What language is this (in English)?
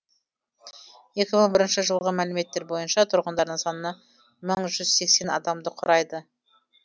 Kazakh